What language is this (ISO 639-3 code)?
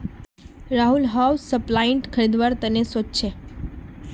mag